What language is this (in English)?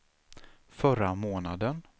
Swedish